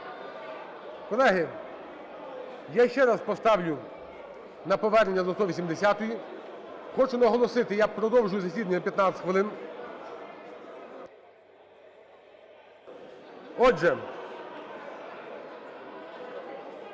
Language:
Ukrainian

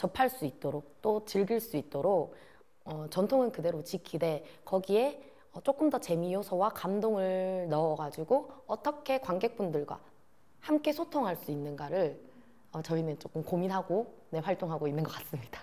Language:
Korean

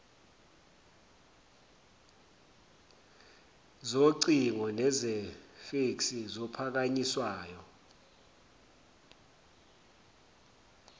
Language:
Zulu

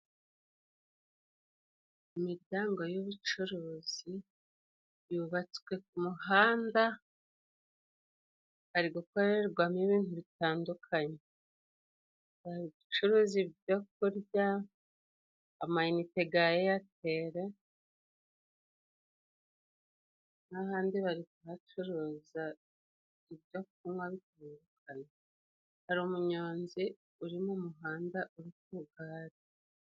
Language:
Kinyarwanda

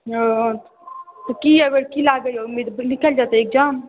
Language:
Maithili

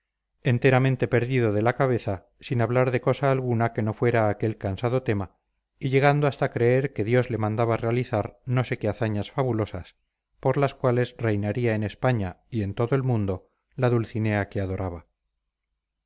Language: Spanish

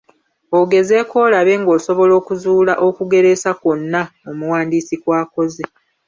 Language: Ganda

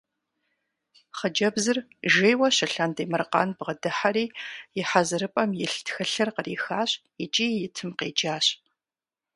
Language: Kabardian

